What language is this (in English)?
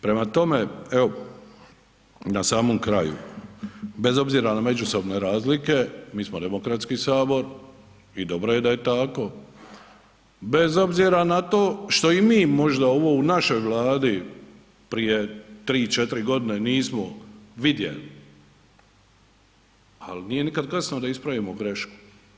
Croatian